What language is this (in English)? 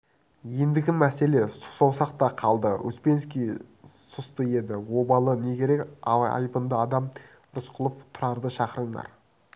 Kazakh